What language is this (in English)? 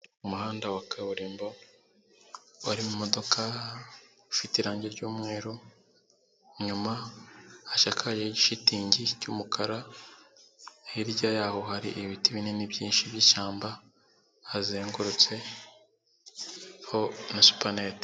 Kinyarwanda